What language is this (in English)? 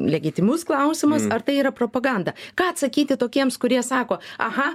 Lithuanian